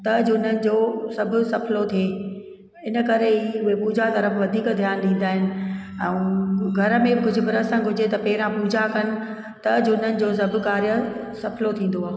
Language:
Sindhi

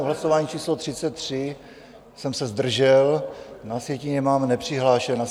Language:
Czech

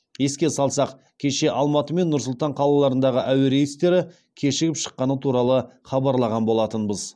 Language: Kazakh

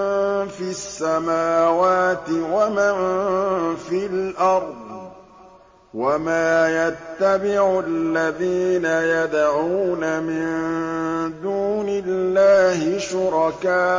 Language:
Arabic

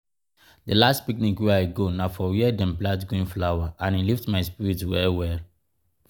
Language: Nigerian Pidgin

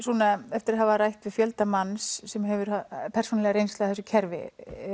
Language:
Icelandic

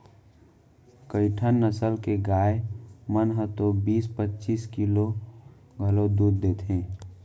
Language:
Chhattisgarhi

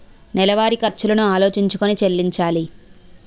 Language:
Telugu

